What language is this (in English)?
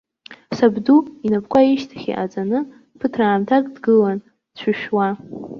Abkhazian